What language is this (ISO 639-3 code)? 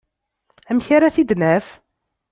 kab